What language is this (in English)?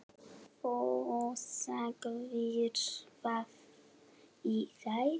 Icelandic